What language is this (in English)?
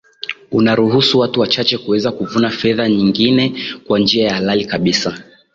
Swahili